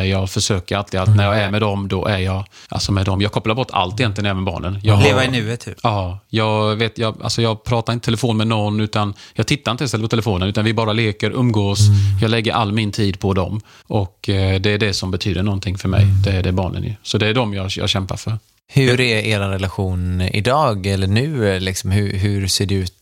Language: Swedish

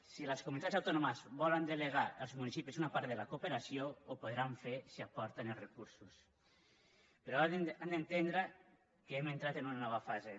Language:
Catalan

